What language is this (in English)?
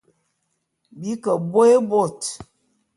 Bulu